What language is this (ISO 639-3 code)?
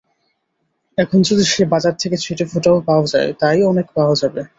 ben